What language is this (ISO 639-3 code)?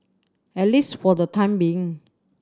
eng